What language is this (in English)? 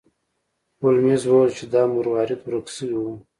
Pashto